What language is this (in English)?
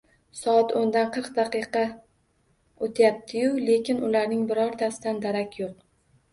Uzbek